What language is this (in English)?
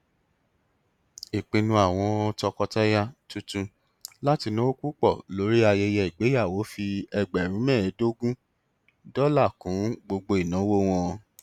Yoruba